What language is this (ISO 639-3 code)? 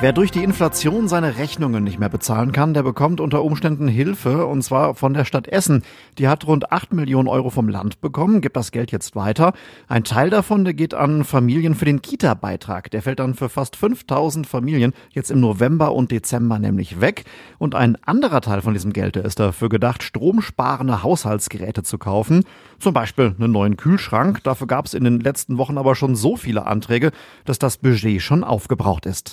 deu